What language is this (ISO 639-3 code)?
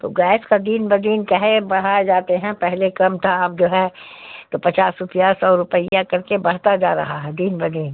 urd